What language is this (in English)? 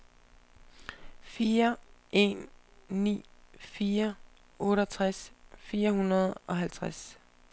Danish